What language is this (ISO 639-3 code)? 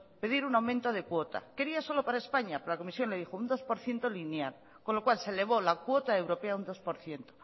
spa